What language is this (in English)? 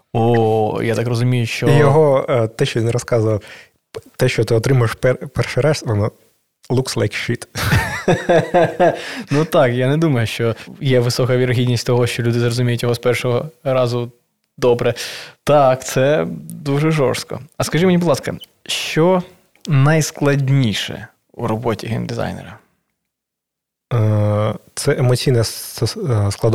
Ukrainian